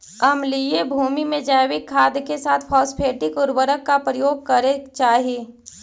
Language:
Magahi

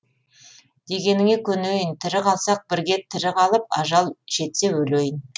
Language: Kazakh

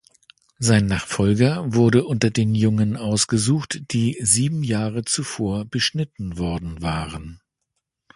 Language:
German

